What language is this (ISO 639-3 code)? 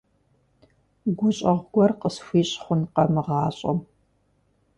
kbd